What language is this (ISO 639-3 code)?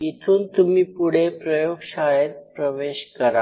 mar